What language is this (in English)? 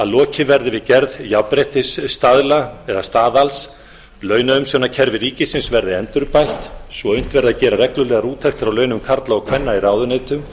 Icelandic